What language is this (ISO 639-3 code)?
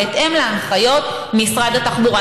heb